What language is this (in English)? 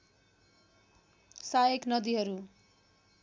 Nepali